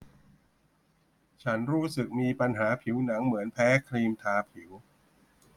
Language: Thai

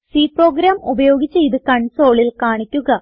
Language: Malayalam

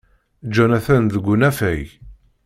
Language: Kabyle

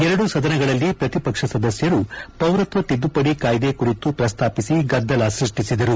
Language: Kannada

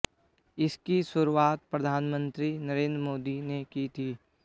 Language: Hindi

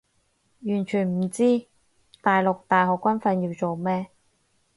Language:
Cantonese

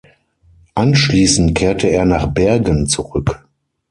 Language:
German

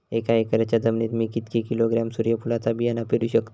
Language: Marathi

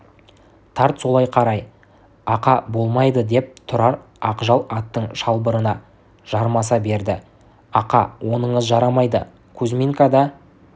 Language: Kazakh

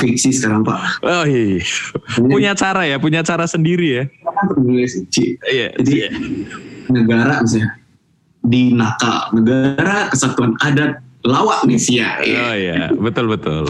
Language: Indonesian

